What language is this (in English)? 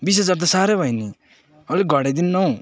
Nepali